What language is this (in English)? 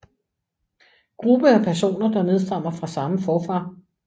Danish